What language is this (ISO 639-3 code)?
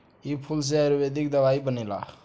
bho